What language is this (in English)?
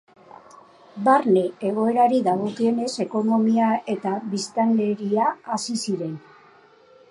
Basque